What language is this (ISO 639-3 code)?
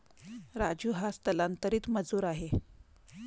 mar